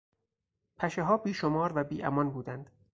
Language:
Persian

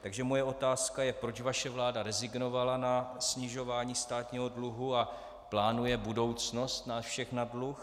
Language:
Czech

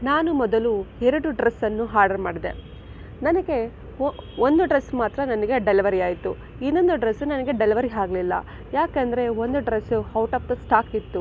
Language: Kannada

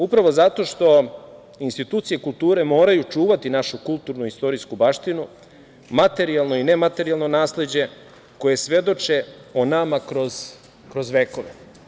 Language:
Serbian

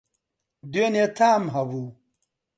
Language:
Central Kurdish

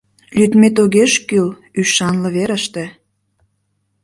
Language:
Mari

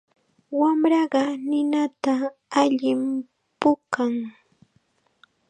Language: Chiquián Ancash Quechua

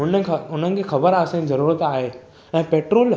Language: Sindhi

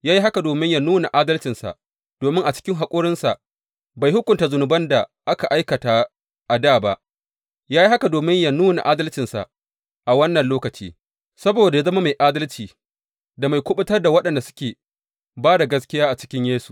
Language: Hausa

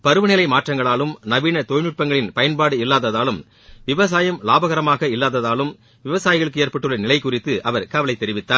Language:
Tamil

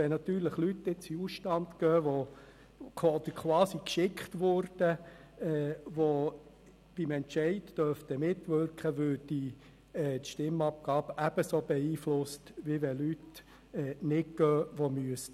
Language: Swiss German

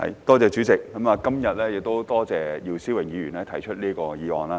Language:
Cantonese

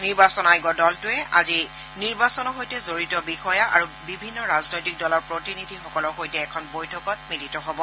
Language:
Assamese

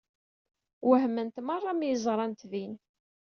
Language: Kabyle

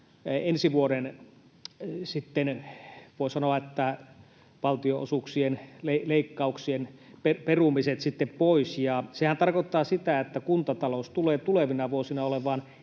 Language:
Finnish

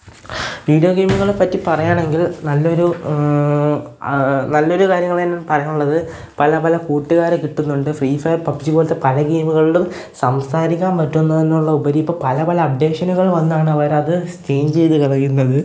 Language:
Malayalam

